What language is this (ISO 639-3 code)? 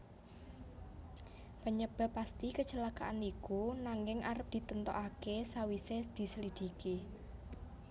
jav